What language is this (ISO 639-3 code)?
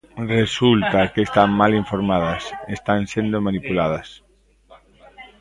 glg